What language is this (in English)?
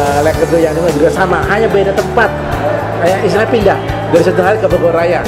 Indonesian